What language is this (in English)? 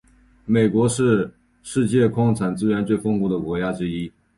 Chinese